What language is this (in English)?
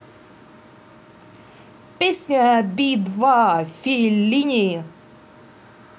Russian